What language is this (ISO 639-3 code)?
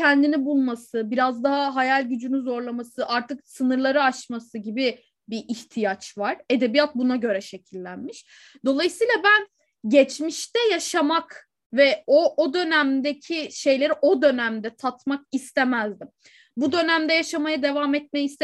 tur